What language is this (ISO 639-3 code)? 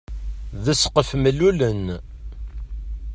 kab